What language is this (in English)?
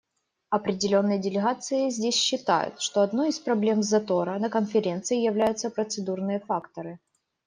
Russian